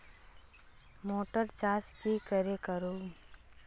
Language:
Magahi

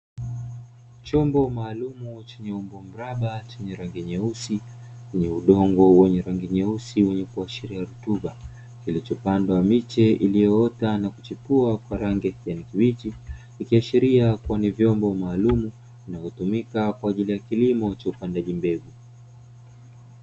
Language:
Swahili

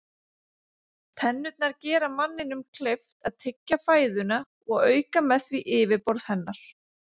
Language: Icelandic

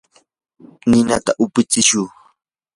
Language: Yanahuanca Pasco Quechua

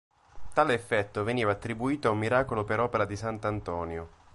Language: Italian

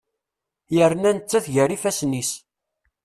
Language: Kabyle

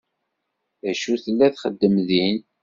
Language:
Kabyle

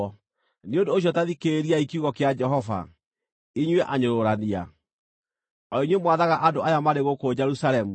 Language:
Kikuyu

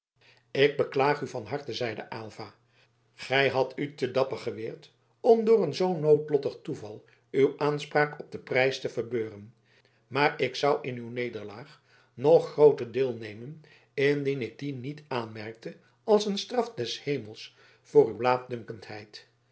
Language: Dutch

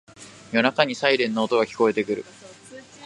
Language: Japanese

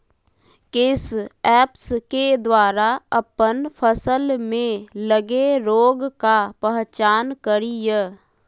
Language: Magahi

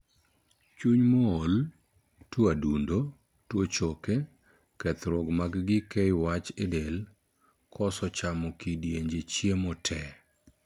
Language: Luo (Kenya and Tanzania)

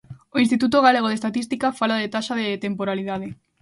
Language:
Galician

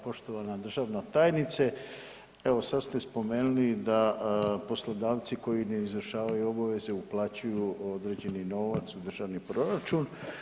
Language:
Croatian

